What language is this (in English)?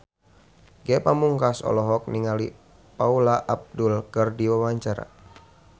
Sundanese